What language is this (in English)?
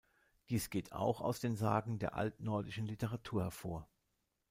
German